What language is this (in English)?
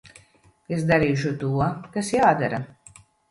Latvian